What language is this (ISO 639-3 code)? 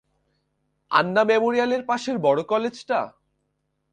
ben